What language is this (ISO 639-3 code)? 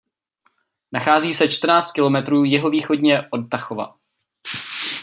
ces